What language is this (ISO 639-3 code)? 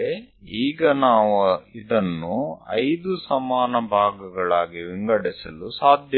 guj